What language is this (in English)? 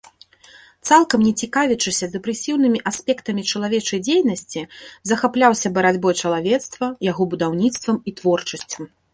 Belarusian